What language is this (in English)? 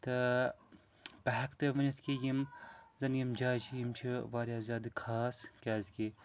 Kashmiri